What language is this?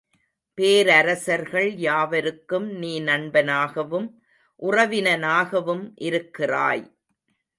Tamil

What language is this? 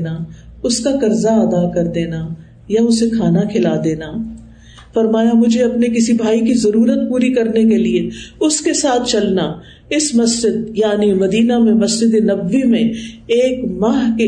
Urdu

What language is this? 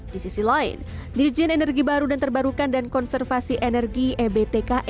Indonesian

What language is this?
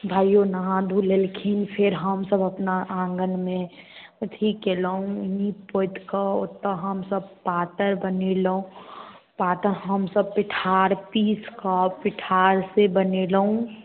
Maithili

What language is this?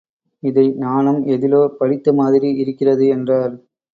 Tamil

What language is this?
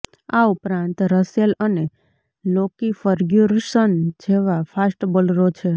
Gujarati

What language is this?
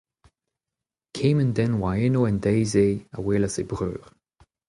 Breton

